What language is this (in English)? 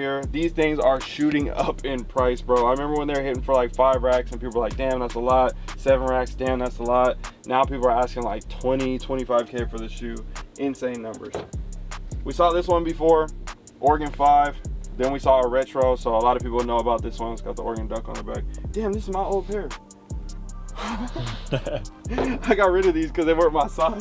English